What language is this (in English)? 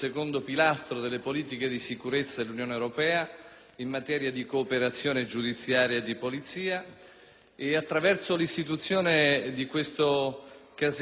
Italian